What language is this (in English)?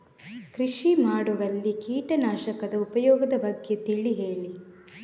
Kannada